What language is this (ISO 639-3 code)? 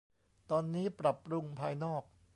tha